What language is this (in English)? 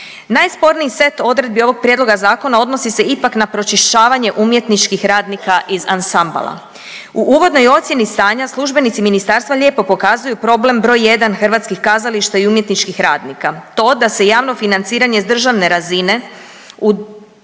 Croatian